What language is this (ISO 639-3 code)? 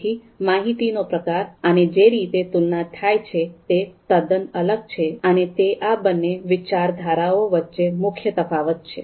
guj